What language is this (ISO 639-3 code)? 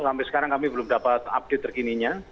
ind